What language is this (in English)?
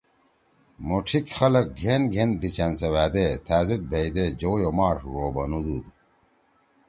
Torwali